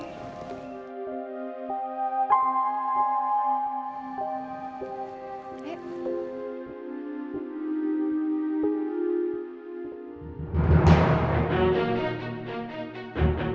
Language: Indonesian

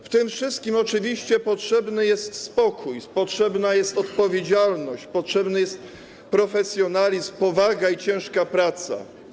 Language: Polish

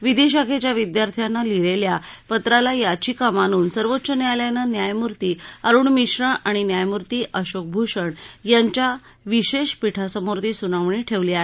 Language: Marathi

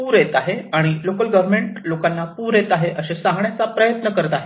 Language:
Marathi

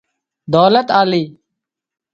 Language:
Wadiyara Koli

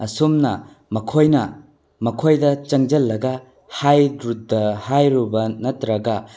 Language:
Manipuri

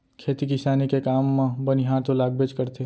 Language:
Chhattisgarhi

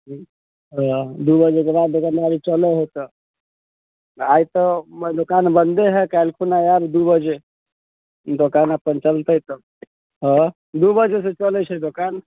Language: Maithili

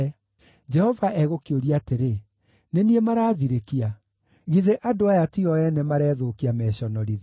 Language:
Kikuyu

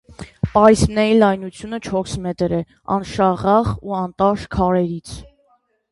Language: Armenian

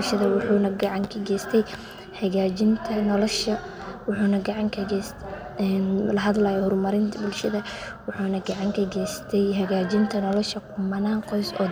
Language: Somali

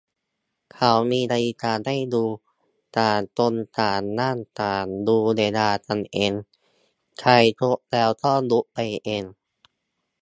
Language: Thai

